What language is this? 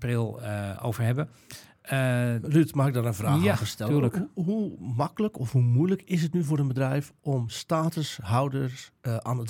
Dutch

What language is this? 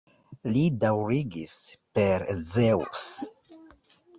Esperanto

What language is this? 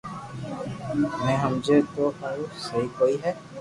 Loarki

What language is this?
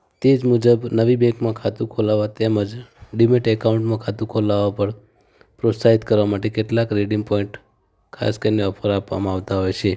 Gujarati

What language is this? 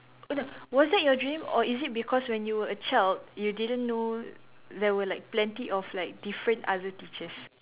English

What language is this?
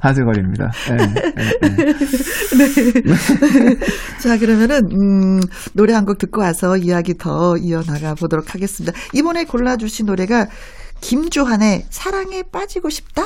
Korean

